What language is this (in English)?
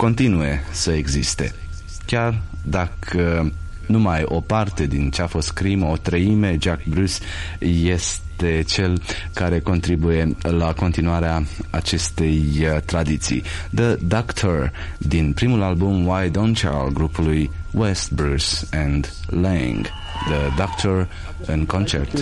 Romanian